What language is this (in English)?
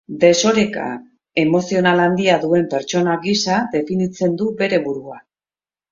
Basque